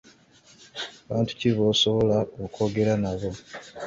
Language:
Ganda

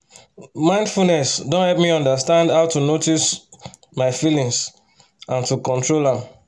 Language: Nigerian Pidgin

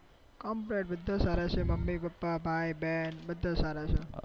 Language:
Gujarati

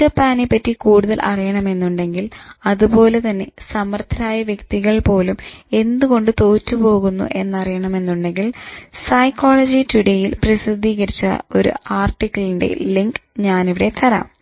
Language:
Malayalam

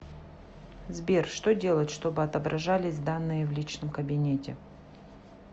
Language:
Russian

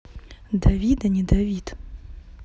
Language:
Russian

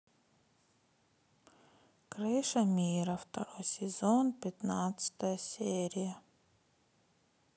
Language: Russian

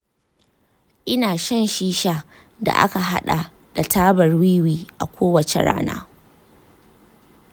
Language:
Hausa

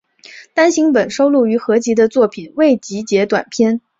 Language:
Chinese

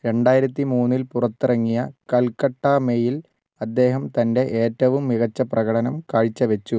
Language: Malayalam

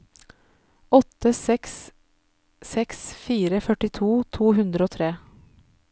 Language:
Norwegian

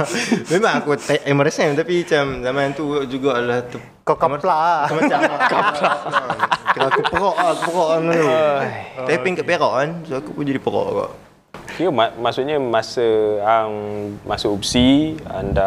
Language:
Malay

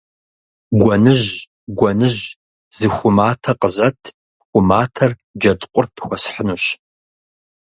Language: Kabardian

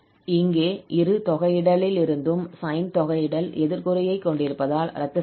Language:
Tamil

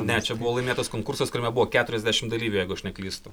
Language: Lithuanian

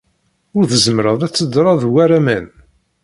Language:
Kabyle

